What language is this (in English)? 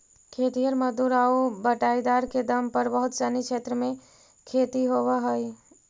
Magahi